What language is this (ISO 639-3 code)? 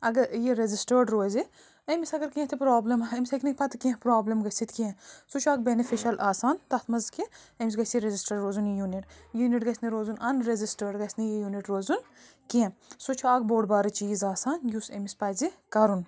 kas